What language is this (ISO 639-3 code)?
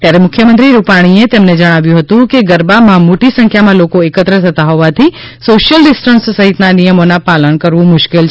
guj